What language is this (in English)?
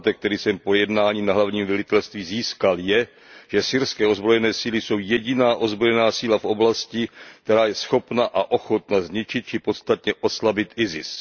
Czech